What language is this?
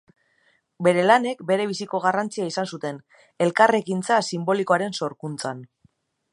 Basque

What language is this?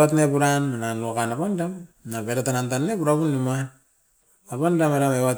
Askopan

